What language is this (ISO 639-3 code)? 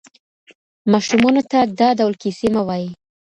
pus